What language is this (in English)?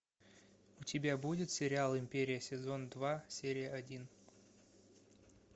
Russian